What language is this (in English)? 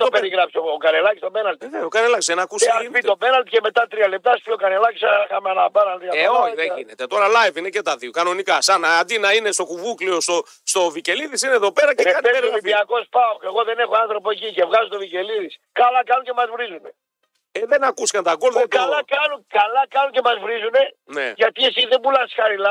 Greek